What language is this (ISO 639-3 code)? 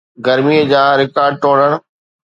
snd